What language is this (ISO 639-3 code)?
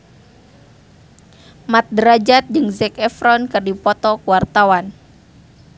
sun